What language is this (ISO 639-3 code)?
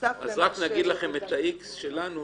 heb